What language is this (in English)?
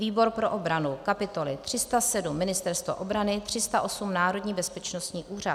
Czech